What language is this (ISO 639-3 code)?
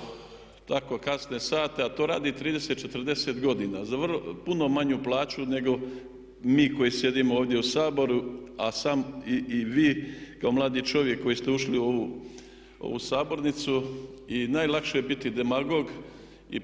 hrv